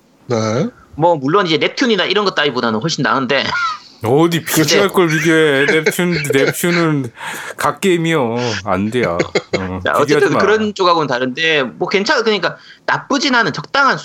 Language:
Korean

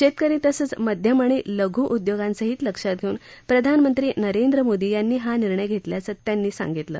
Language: Marathi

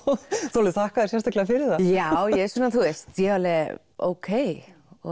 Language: Icelandic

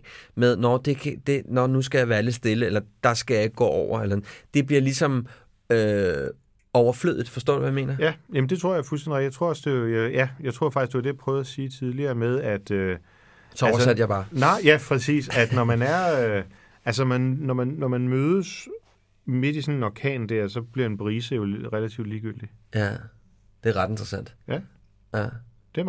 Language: Danish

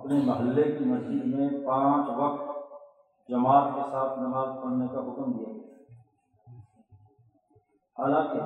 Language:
Urdu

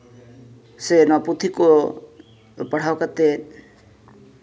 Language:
Santali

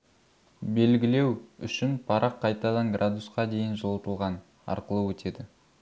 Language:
Kazakh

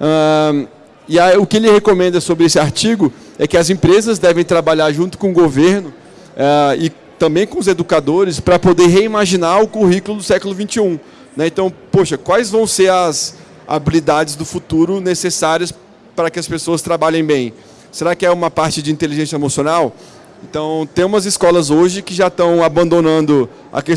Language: Portuguese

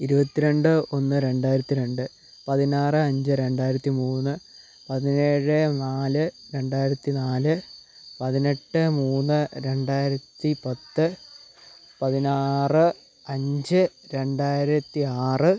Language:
Malayalam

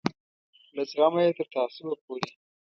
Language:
Pashto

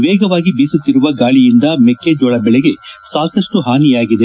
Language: Kannada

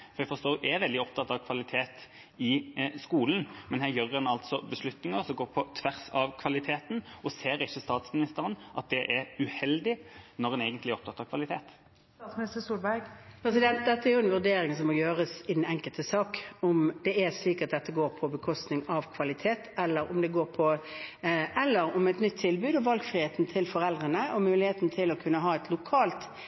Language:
Norwegian Bokmål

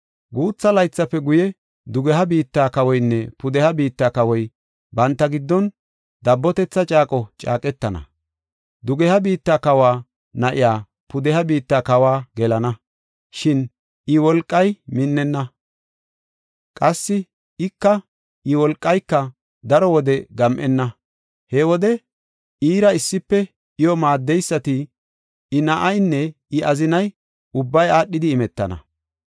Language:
Gofa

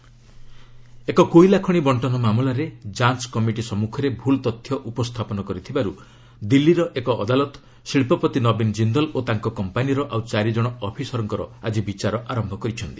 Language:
Odia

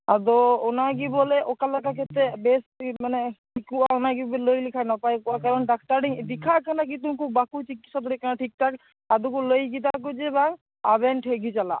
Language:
Santali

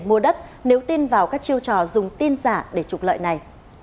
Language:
Vietnamese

